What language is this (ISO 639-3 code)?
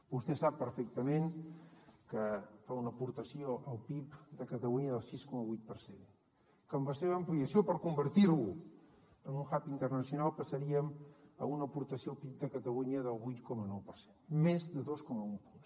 cat